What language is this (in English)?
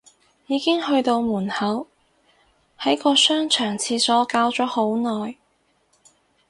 Cantonese